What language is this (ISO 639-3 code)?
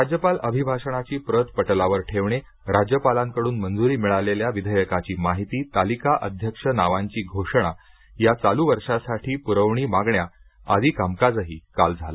mar